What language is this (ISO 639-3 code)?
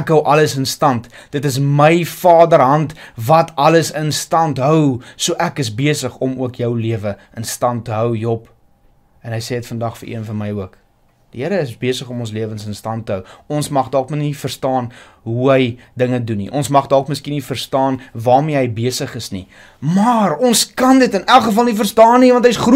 nld